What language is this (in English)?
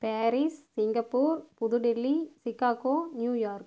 Tamil